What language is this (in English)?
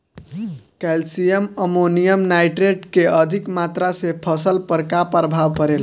Bhojpuri